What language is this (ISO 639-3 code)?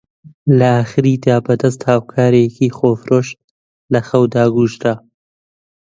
ckb